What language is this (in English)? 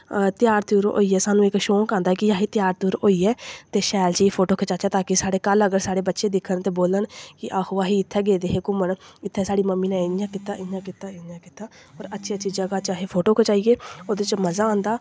Dogri